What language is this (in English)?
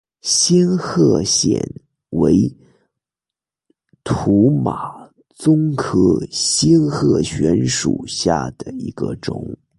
Chinese